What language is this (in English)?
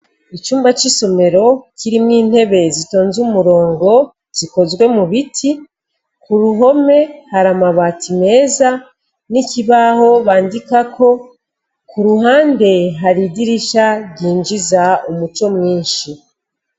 Rundi